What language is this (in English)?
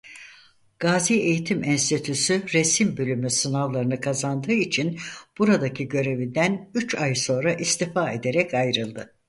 Turkish